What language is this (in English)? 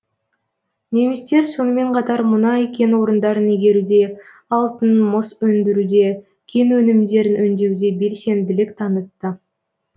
Kazakh